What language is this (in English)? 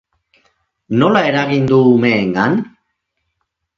Basque